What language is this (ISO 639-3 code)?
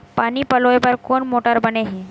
hne